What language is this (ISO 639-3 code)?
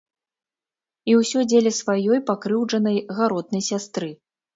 bel